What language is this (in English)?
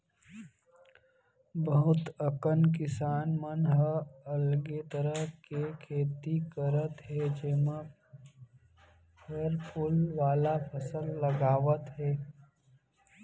Chhattisgarhi